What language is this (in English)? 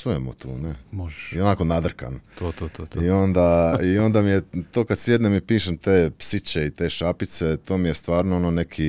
Croatian